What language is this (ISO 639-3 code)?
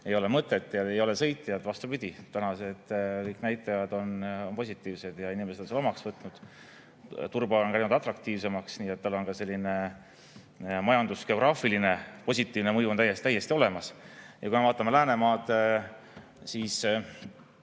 est